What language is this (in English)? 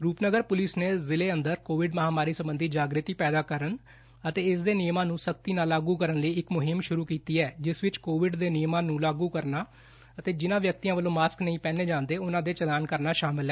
Punjabi